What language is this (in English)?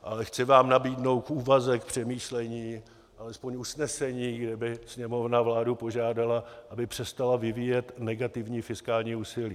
Czech